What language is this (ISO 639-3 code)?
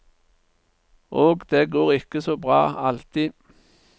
nor